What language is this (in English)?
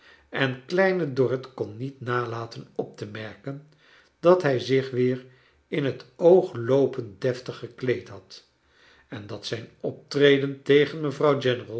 Dutch